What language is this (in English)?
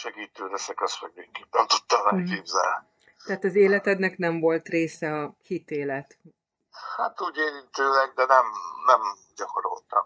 Hungarian